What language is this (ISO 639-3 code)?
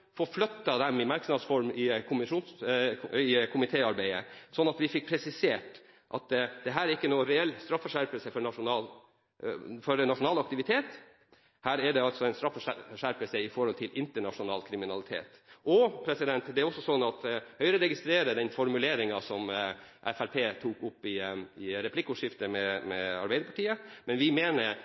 nob